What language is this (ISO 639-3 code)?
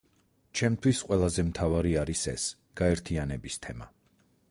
kat